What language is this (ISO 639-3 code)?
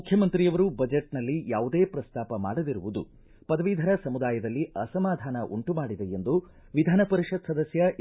kan